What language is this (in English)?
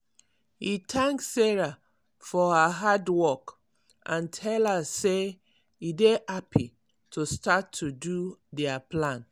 Nigerian Pidgin